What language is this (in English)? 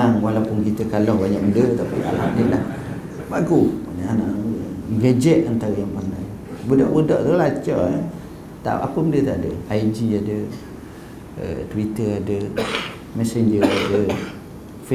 Malay